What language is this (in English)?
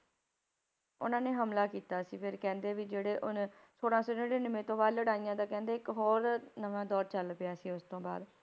Punjabi